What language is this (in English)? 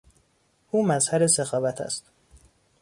Persian